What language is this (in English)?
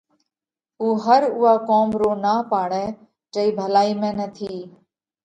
Parkari Koli